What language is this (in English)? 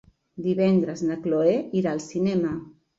Catalan